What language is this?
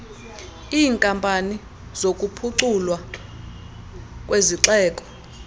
Xhosa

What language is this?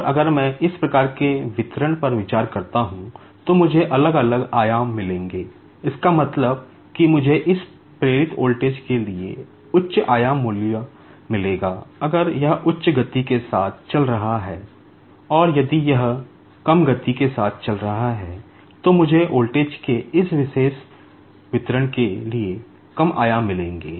Hindi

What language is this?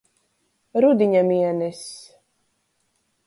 Latgalian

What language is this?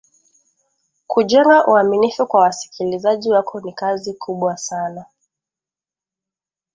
Swahili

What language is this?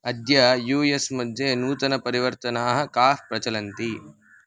Sanskrit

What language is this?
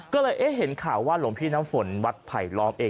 Thai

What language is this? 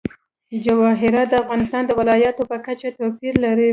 Pashto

